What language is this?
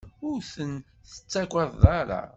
Kabyle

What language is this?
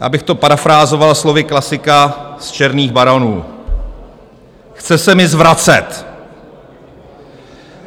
Czech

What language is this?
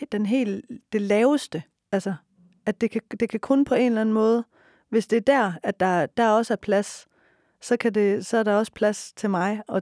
Danish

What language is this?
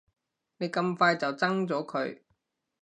Cantonese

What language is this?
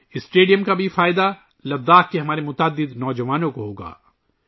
Urdu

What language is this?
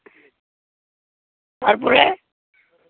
Santali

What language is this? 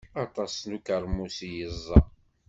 Kabyle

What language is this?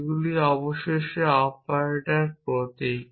Bangla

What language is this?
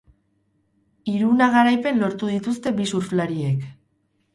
Basque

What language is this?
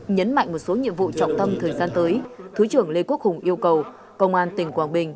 Vietnamese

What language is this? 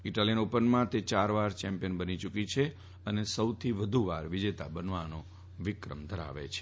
Gujarati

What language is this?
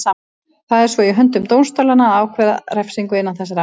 Icelandic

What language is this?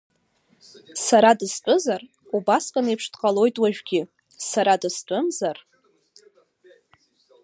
Abkhazian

